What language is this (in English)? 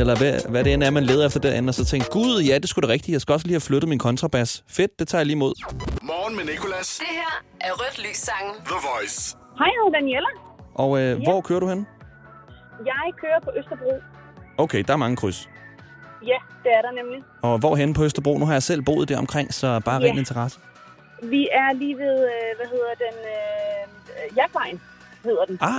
Danish